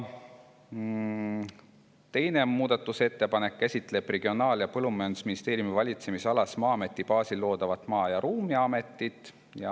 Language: Estonian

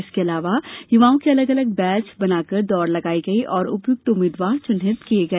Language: Hindi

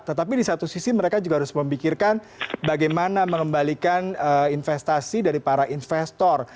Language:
Indonesian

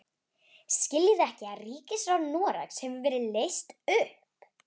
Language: Icelandic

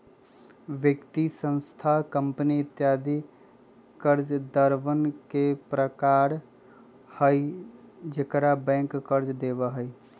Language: Magahi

